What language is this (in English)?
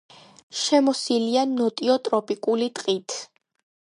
Georgian